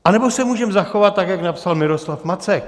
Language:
Czech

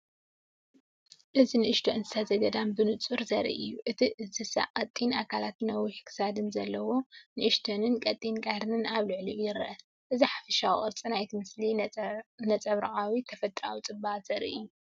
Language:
Tigrinya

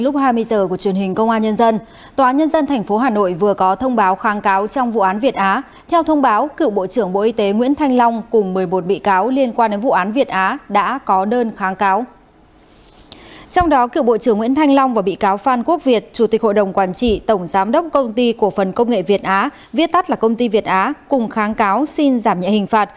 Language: Vietnamese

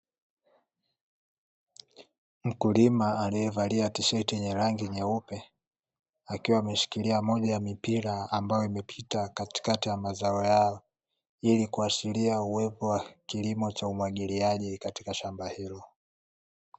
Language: Swahili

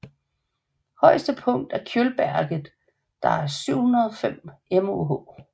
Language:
Danish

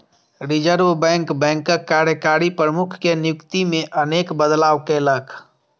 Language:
Maithili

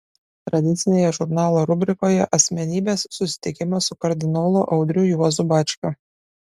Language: Lithuanian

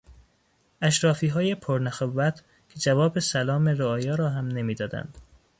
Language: Persian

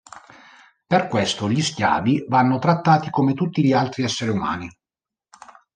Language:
Italian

